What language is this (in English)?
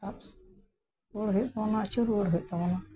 Santali